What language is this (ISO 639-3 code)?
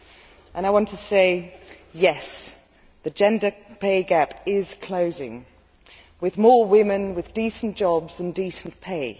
eng